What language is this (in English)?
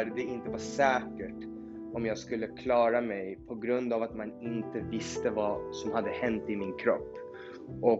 Swedish